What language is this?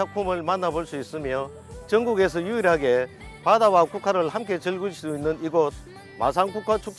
Korean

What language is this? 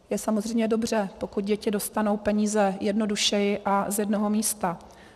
Czech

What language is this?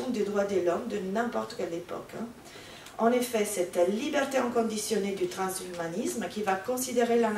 French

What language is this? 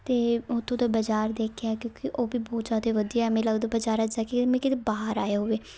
Punjabi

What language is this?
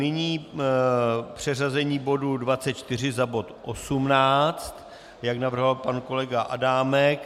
Czech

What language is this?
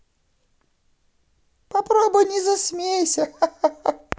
Russian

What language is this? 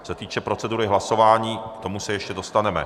Czech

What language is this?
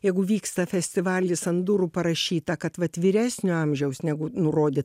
Lithuanian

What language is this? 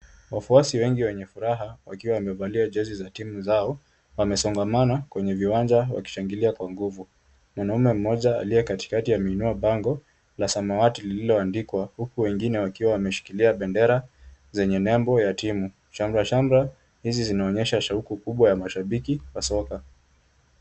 Swahili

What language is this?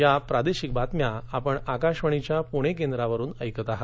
Marathi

